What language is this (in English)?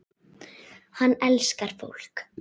Icelandic